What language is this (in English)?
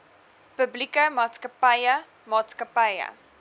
Afrikaans